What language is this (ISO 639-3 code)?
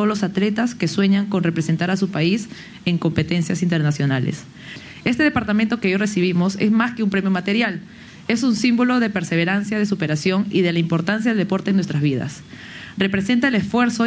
spa